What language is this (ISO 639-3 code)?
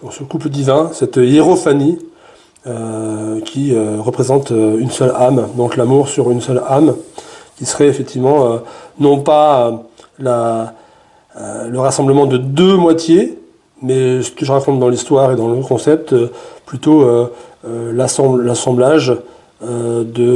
fra